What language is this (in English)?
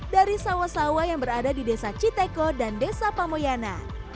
Indonesian